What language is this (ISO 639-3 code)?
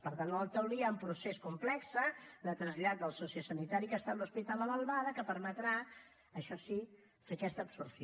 cat